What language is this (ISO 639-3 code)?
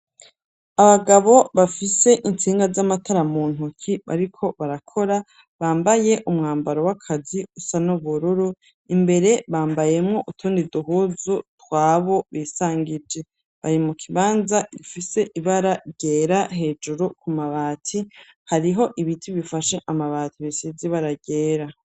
run